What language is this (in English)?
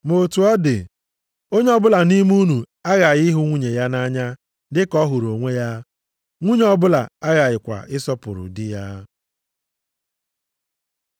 Igbo